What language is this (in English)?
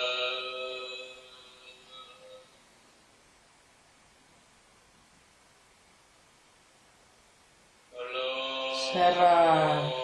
Spanish